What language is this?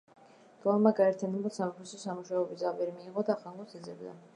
Georgian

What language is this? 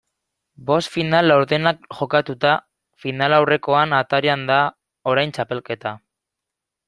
Basque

